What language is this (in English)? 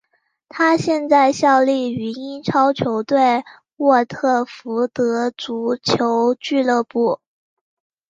Chinese